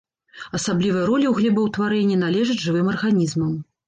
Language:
Belarusian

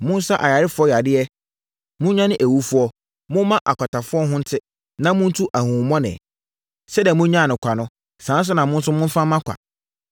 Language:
Akan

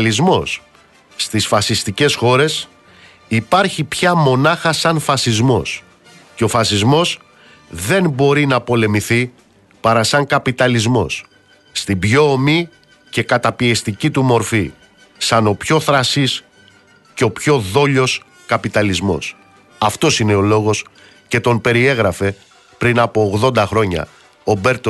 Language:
Greek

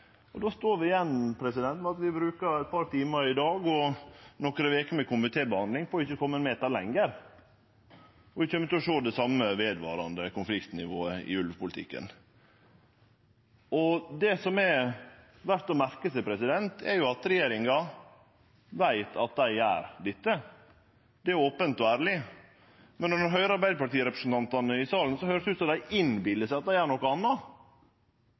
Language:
Norwegian Nynorsk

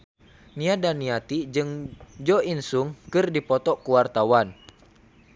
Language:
Sundanese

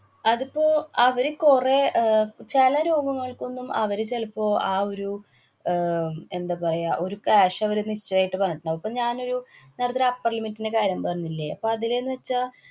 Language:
Malayalam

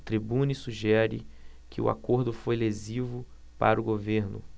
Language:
Portuguese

